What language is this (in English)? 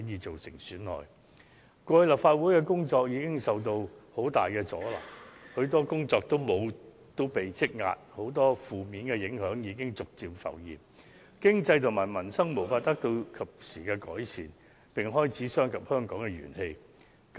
Cantonese